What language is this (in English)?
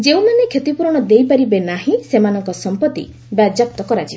Odia